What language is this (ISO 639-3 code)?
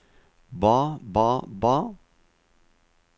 nor